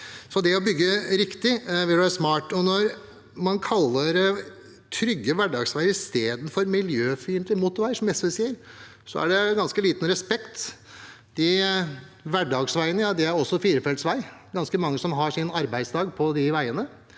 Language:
Norwegian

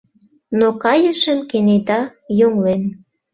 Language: Mari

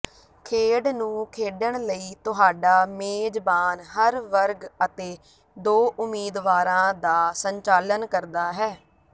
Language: Punjabi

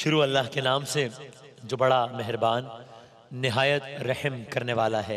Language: Arabic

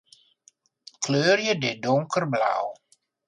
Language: Western Frisian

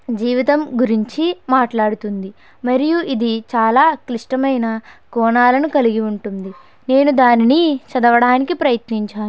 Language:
Telugu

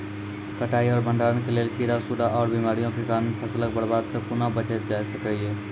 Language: Maithili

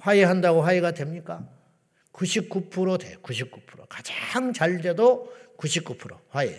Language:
Korean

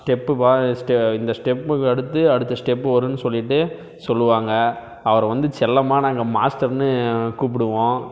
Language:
Tamil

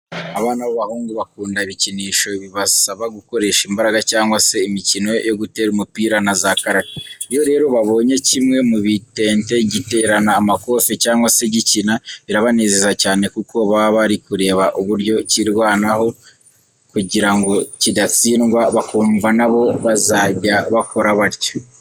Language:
Kinyarwanda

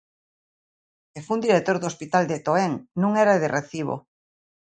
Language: Galician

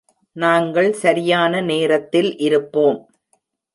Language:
Tamil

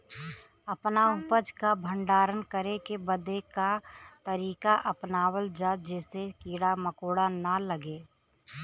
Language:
Bhojpuri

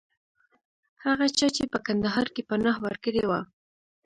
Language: Pashto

